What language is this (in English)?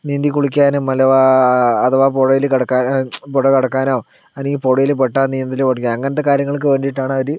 Malayalam